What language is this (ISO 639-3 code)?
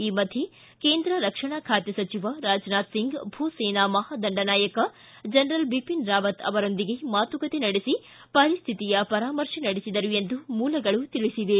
kan